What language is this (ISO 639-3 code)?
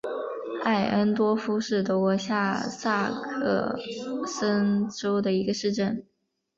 zho